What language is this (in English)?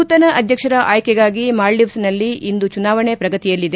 Kannada